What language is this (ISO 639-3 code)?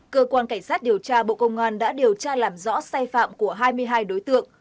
vie